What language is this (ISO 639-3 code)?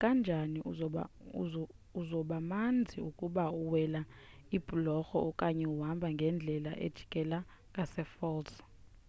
xho